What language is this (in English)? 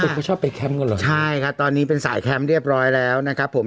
Thai